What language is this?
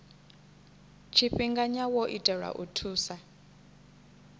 Venda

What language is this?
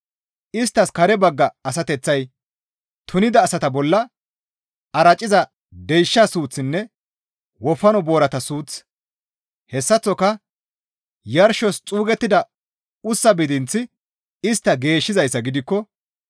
Gamo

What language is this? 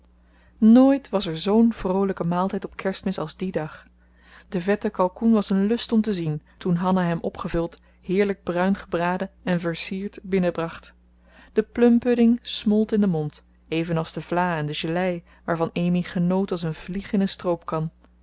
Dutch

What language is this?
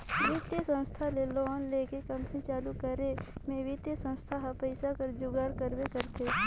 Chhattisgarhi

